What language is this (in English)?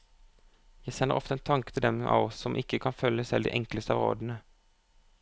Norwegian